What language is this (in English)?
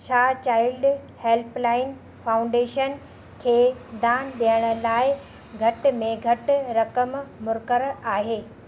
Sindhi